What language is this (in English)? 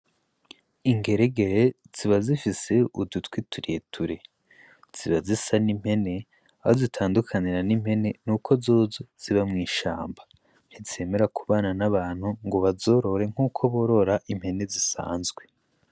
Rundi